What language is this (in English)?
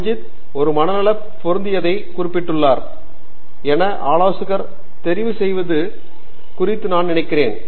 Tamil